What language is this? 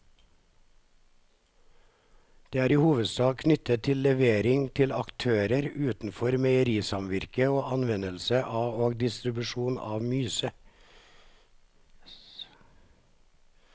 Norwegian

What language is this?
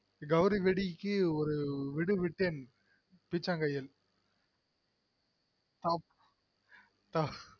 Tamil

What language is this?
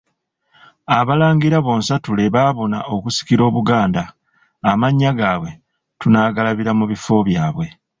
Ganda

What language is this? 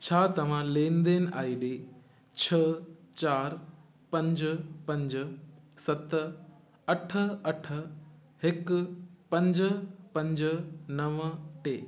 Sindhi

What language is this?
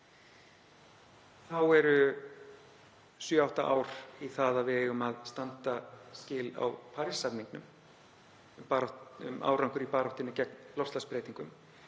Icelandic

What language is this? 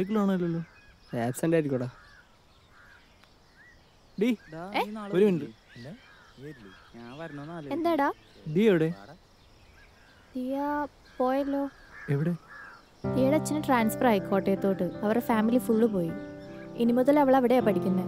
Malayalam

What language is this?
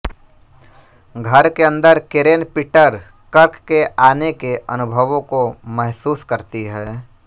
Hindi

